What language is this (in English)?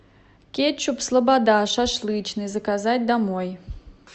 Russian